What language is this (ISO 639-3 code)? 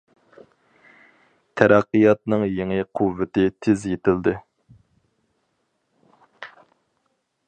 uig